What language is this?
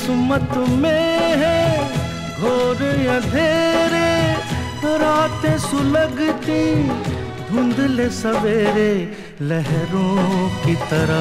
Hindi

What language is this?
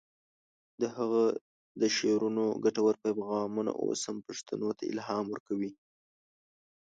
Pashto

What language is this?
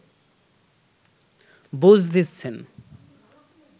Bangla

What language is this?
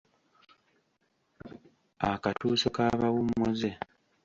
Ganda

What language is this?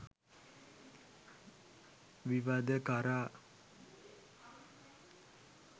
Sinhala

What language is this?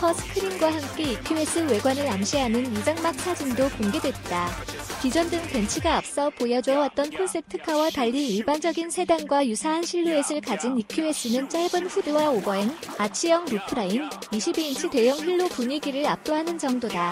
Korean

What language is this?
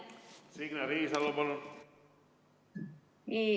Estonian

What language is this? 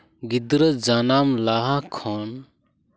Santali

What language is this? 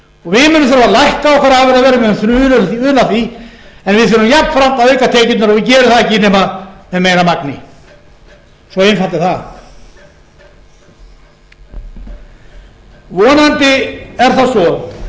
Icelandic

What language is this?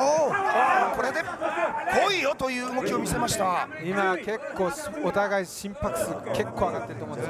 Japanese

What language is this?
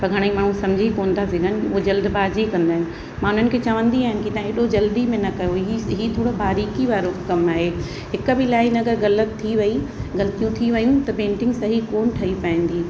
Sindhi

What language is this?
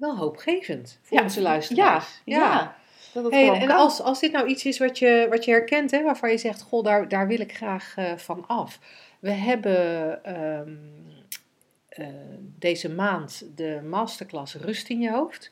Dutch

